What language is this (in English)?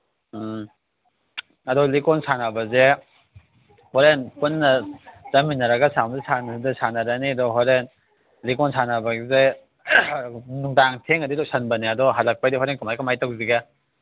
Manipuri